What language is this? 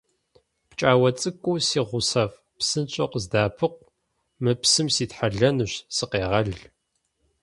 Kabardian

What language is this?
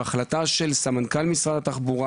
Hebrew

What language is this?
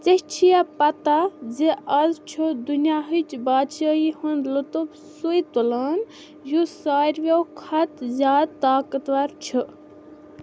Kashmiri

